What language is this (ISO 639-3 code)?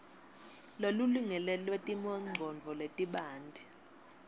ssw